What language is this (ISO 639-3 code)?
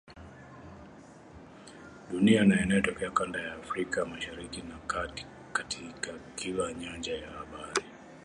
swa